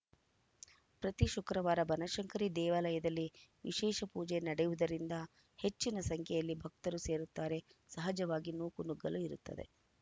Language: Kannada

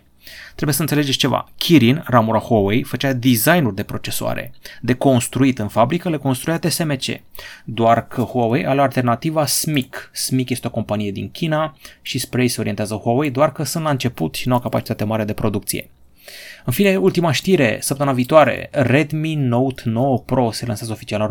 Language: Romanian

